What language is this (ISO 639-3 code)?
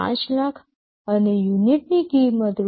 guj